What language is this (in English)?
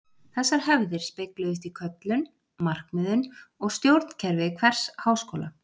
Icelandic